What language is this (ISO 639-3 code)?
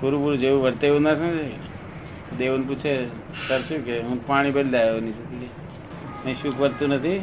guj